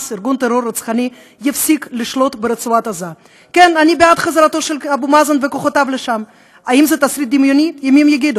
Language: Hebrew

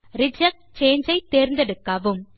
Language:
Tamil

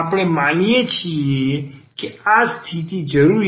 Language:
Gujarati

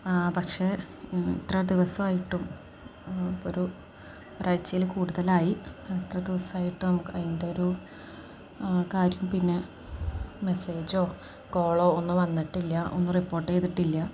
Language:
Malayalam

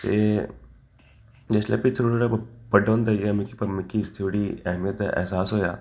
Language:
Dogri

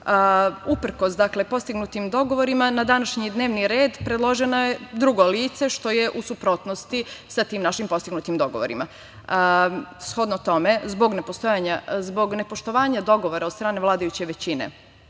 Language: Serbian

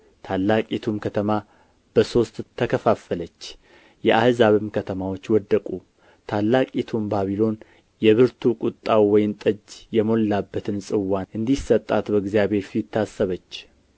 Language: Amharic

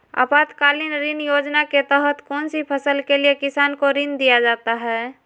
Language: Magahi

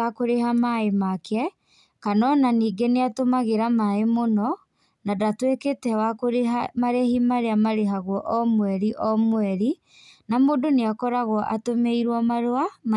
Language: Kikuyu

